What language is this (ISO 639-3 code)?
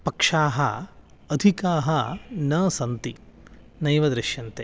san